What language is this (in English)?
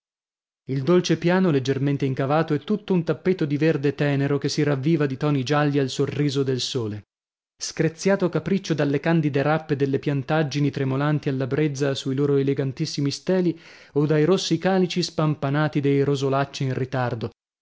Italian